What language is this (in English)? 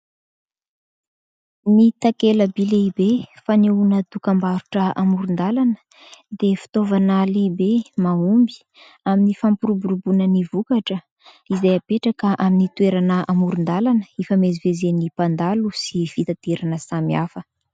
Malagasy